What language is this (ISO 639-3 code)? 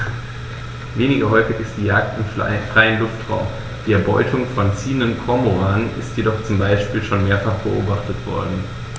deu